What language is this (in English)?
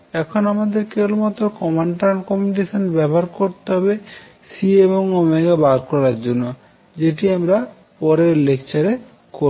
Bangla